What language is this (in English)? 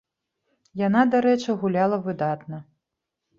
Belarusian